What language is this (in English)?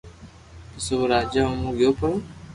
Loarki